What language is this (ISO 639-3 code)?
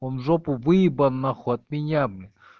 rus